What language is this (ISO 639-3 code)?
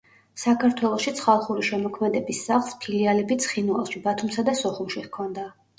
kat